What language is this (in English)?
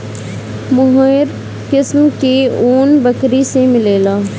Bhojpuri